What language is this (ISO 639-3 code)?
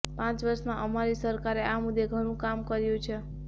guj